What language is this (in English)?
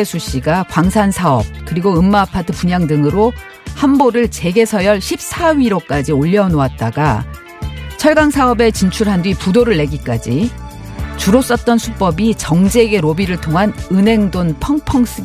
Korean